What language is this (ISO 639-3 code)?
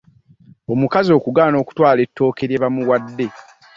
lug